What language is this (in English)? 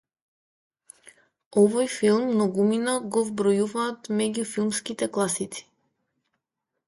Macedonian